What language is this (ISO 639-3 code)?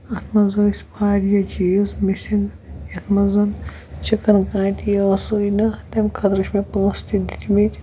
kas